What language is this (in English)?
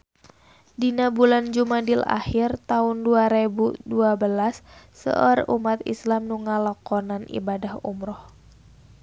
Sundanese